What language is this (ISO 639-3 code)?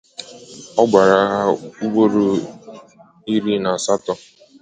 ibo